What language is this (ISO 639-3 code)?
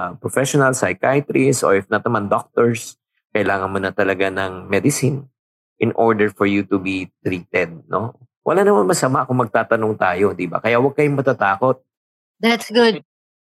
fil